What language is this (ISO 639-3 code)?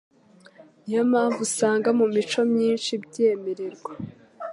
kin